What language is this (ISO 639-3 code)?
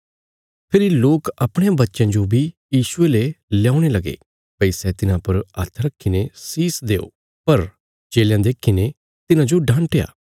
kfs